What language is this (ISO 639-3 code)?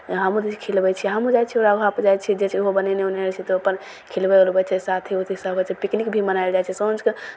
mai